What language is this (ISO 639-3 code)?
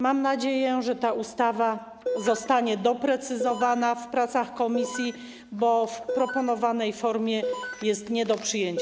pol